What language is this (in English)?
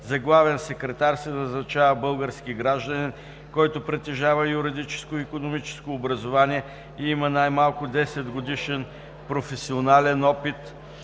Bulgarian